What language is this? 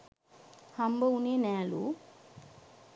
Sinhala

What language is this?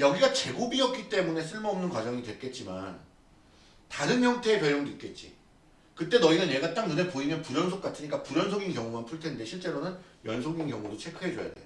Korean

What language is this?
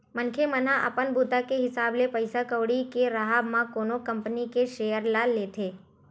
Chhattisgarhi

